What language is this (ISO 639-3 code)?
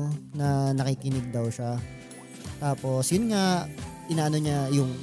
fil